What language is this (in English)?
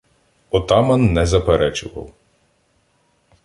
Ukrainian